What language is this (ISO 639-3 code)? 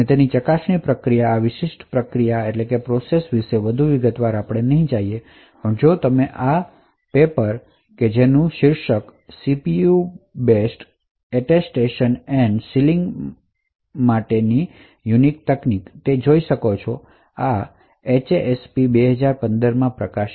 guj